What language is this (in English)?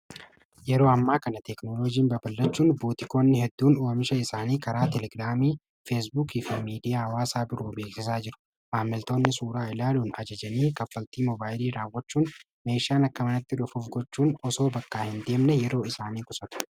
Oromo